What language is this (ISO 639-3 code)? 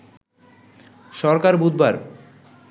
ben